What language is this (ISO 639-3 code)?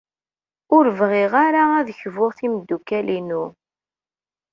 kab